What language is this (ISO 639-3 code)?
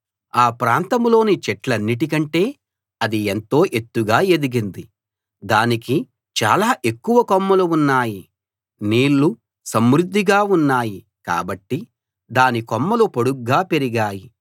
tel